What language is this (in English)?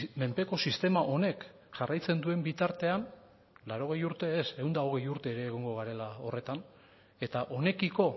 Basque